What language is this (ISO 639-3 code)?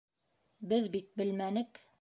bak